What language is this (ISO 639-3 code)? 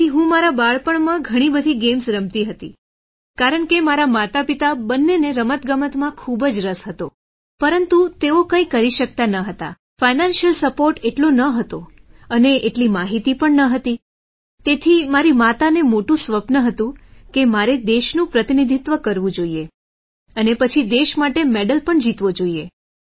guj